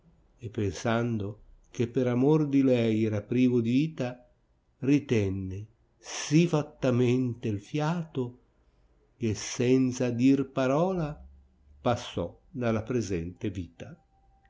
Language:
Italian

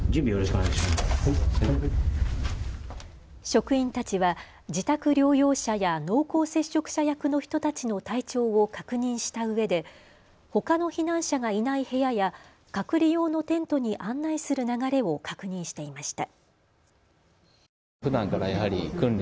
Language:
Japanese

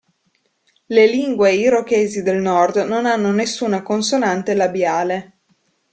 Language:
Italian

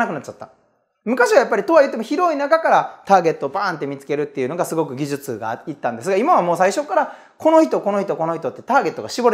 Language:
Japanese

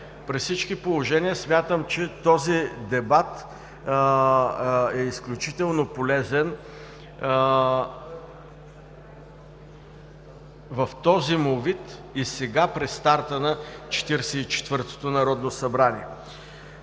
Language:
Bulgarian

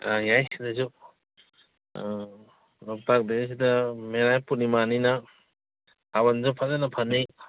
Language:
Manipuri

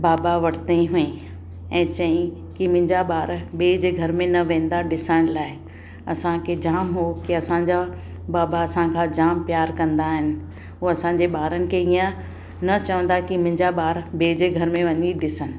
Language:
Sindhi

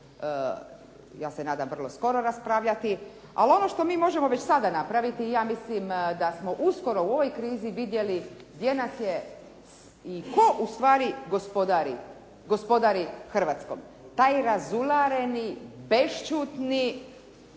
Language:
Croatian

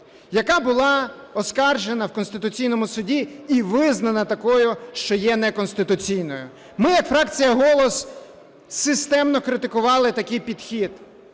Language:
Ukrainian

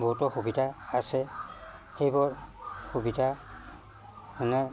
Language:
Assamese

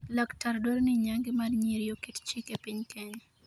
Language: Luo (Kenya and Tanzania)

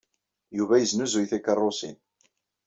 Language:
Kabyle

